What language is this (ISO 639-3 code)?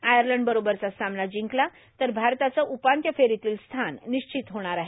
mar